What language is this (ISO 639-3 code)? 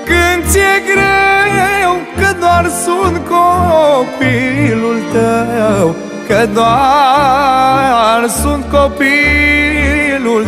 ron